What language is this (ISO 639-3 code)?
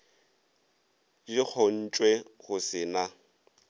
nso